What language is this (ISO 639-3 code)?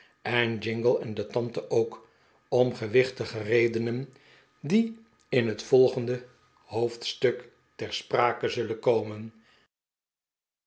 nld